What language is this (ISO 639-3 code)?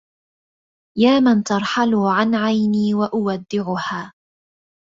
ara